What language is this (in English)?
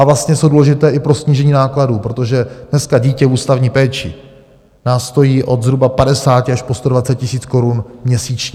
Czech